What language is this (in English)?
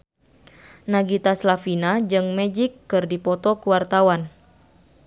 Sundanese